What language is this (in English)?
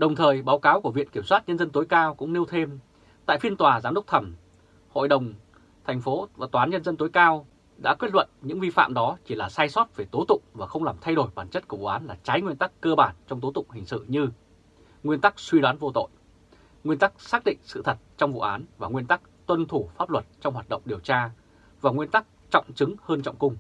Vietnamese